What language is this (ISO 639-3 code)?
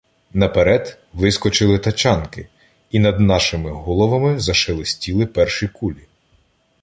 ukr